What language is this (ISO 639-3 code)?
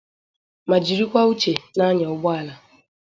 ibo